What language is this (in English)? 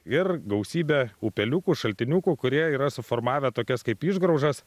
Lithuanian